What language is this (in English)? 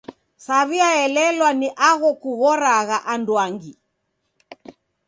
Taita